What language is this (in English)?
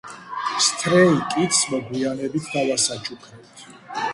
Georgian